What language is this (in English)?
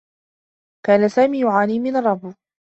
Arabic